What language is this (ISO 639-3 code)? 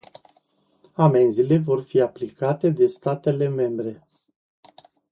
ron